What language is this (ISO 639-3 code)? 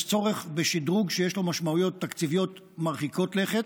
heb